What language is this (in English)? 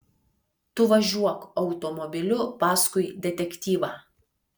Lithuanian